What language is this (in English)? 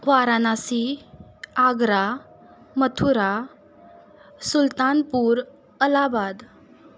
Konkani